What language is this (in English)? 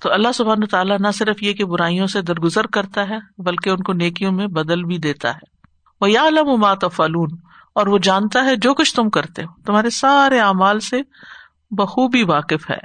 Urdu